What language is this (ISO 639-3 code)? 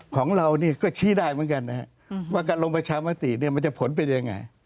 tha